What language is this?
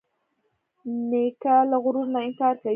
Pashto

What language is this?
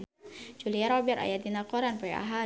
Sundanese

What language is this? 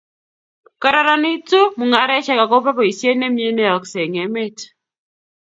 Kalenjin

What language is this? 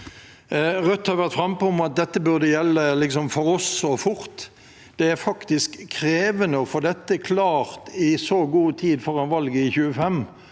Norwegian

